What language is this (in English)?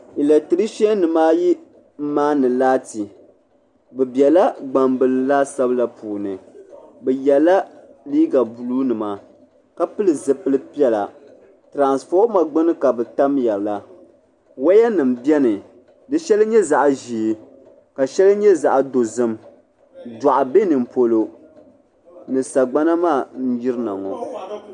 Dagbani